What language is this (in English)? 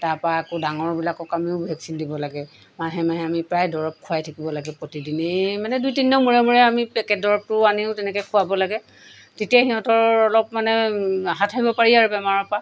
Assamese